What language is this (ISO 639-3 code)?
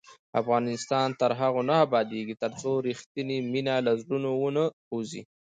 pus